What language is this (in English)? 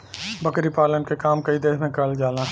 Bhojpuri